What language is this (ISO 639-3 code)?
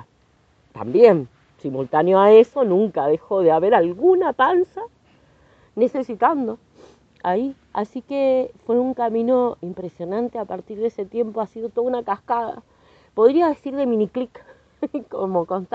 spa